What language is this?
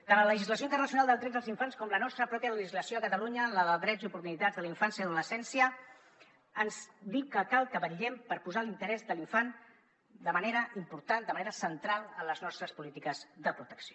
Catalan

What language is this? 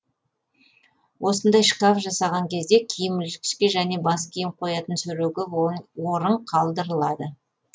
Kazakh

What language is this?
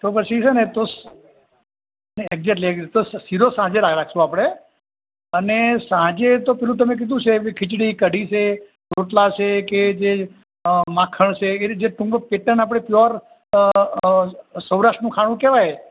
Gujarati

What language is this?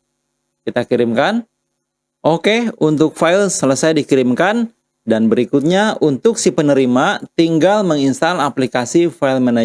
Indonesian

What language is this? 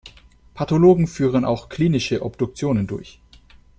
German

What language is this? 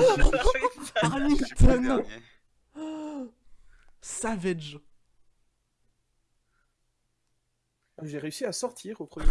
French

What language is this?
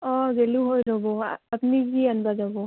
Assamese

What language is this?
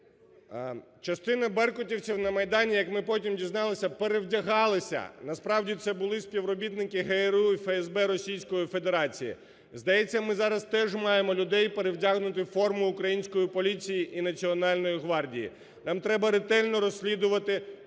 Ukrainian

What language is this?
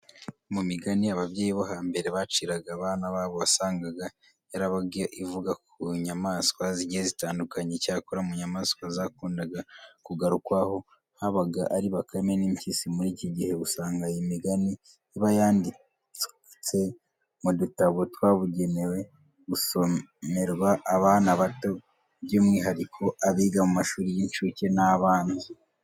Kinyarwanda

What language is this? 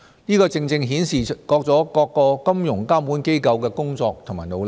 Cantonese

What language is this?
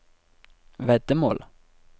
Norwegian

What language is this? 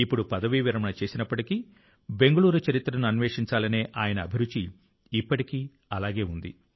Telugu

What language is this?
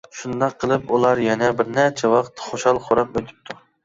Uyghur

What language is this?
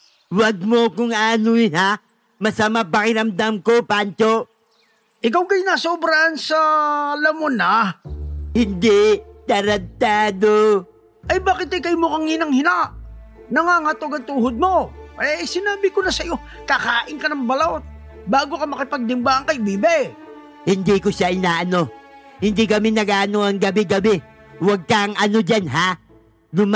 Filipino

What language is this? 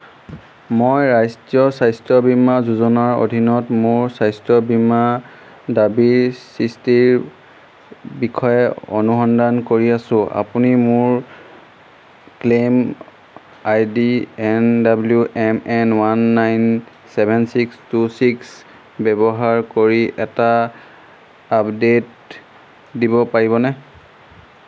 Assamese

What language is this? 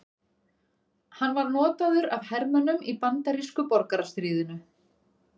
Icelandic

